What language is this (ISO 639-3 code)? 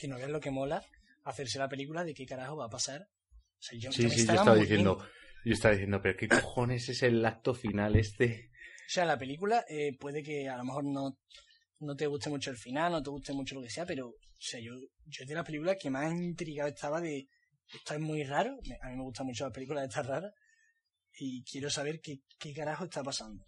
spa